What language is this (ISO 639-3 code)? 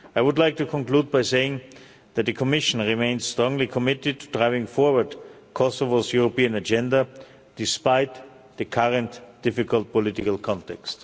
eng